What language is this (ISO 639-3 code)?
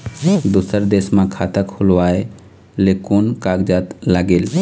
hne